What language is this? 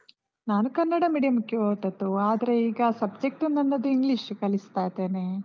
Kannada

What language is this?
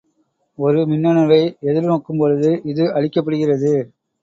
Tamil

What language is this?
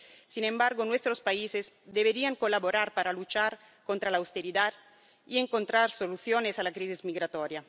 Spanish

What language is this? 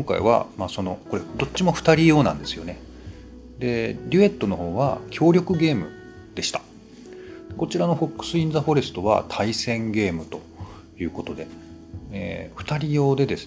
Japanese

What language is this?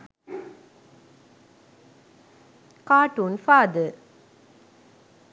Sinhala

